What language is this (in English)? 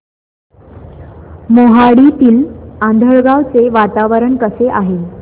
Marathi